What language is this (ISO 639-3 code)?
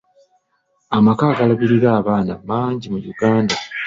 lug